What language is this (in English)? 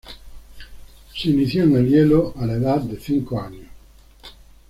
Spanish